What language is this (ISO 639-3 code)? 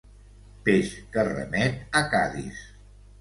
cat